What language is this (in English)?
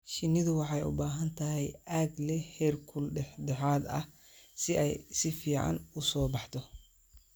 Somali